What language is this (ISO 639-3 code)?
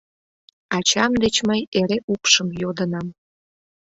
chm